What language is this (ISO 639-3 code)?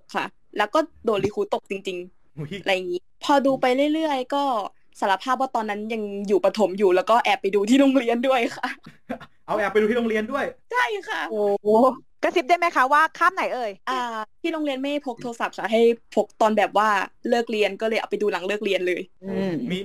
tha